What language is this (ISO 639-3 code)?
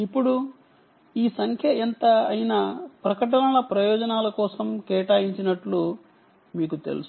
tel